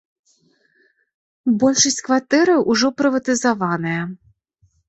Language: Belarusian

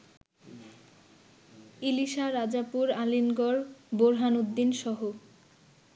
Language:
Bangla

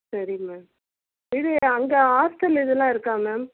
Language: Tamil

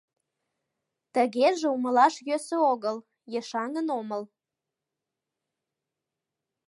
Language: Mari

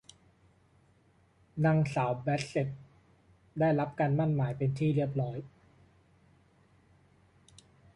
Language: Thai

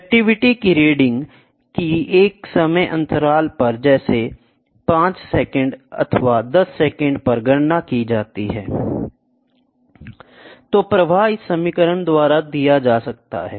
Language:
Hindi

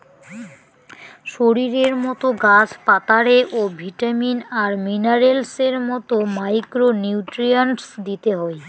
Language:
Bangla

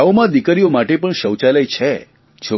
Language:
Gujarati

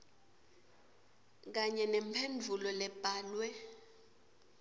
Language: Swati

